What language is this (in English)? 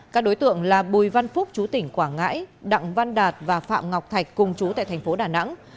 Vietnamese